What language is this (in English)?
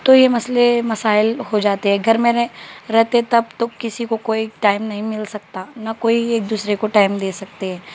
Urdu